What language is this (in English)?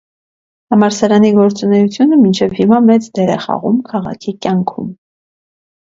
Armenian